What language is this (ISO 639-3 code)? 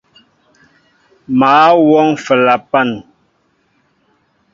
mbo